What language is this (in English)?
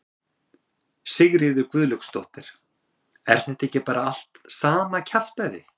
Icelandic